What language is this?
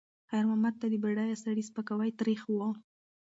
Pashto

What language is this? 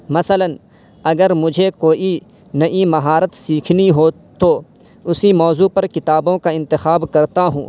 Urdu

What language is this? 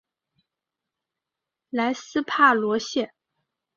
Chinese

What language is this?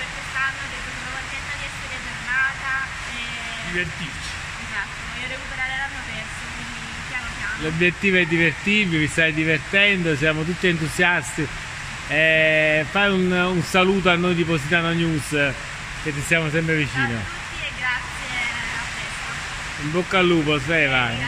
Italian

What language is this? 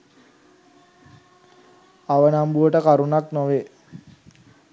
Sinhala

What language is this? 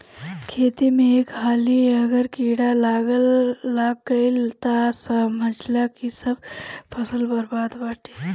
Bhojpuri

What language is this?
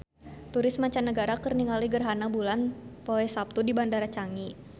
Sundanese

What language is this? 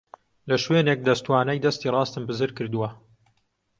Central Kurdish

